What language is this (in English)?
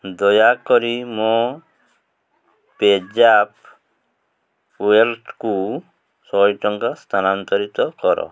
Odia